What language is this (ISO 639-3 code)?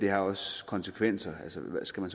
dan